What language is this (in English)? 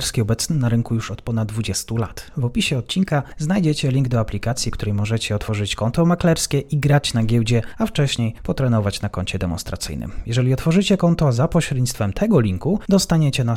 Polish